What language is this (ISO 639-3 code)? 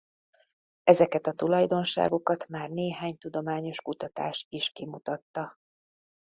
hun